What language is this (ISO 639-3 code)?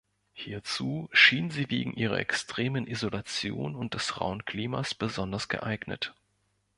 deu